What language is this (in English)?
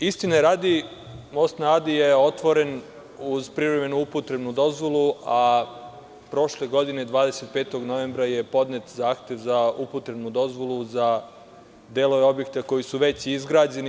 Serbian